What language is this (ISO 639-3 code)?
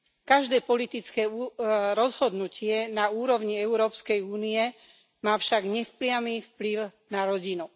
slk